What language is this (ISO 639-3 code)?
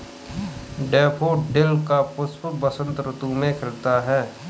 hin